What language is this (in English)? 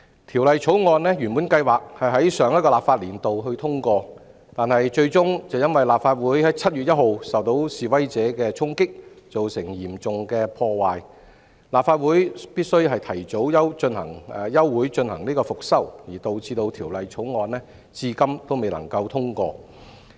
Cantonese